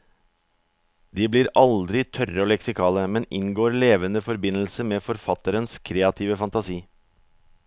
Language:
Norwegian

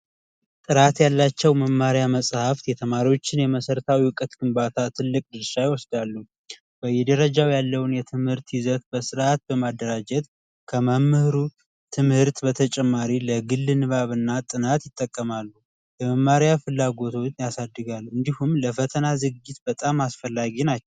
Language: Amharic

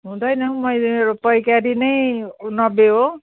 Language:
Nepali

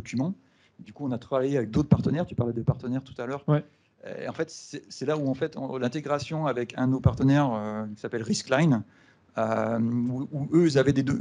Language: French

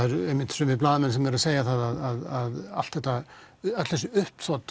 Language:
Icelandic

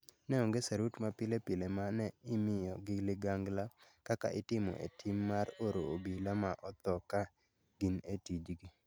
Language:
Luo (Kenya and Tanzania)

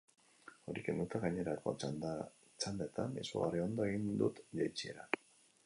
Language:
Basque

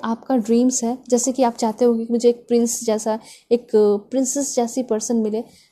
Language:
Hindi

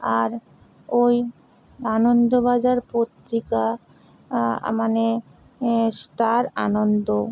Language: Bangla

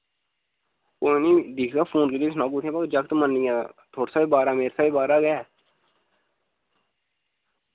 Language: Dogri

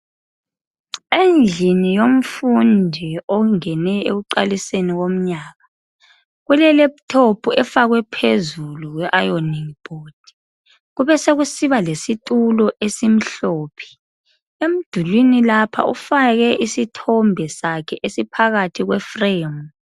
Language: North Ndebele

